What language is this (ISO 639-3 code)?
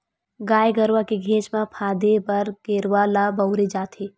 hne